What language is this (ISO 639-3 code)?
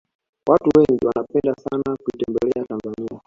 swa